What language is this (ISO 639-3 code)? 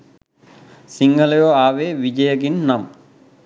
sin